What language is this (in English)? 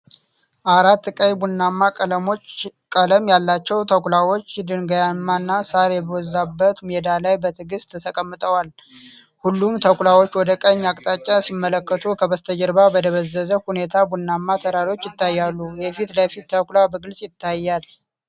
Amharic